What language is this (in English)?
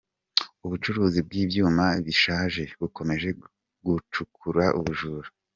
Kinyarwanda